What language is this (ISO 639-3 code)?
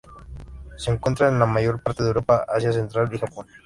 spa